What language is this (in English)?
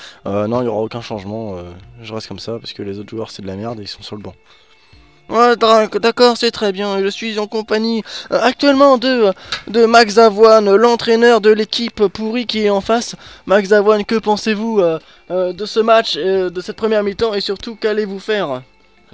French